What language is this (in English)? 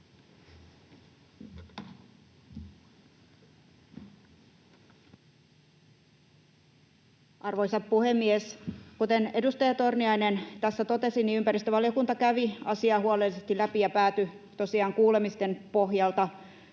Finnish